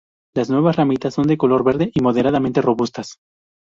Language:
Spanish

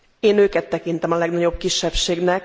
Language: Hungarian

